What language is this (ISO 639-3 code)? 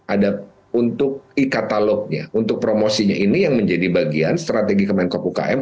ind